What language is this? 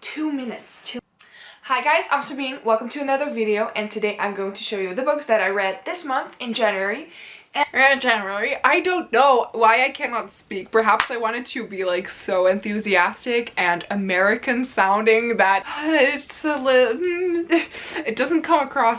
English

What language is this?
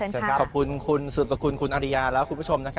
Thai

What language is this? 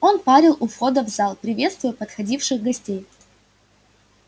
Russian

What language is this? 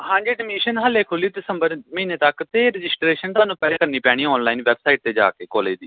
Punjabi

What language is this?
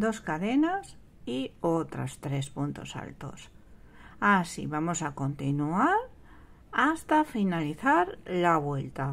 Spanish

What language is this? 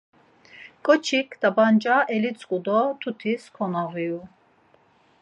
Laz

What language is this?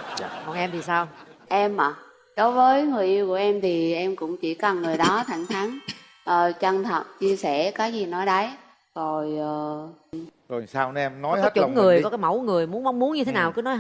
Vietnamese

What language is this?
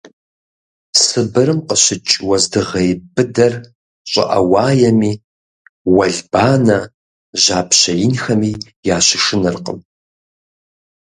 Kabardian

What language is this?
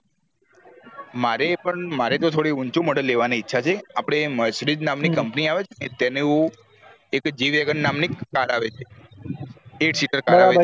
Gujarati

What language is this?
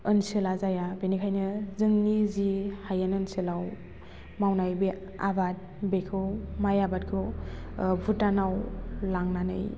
Bodo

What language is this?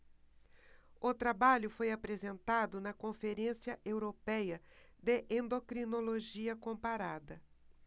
Portuguese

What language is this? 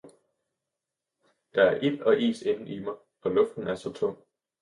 Danish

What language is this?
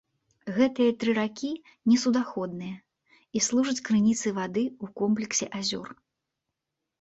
Belarusian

